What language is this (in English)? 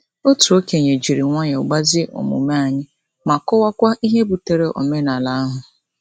Igbo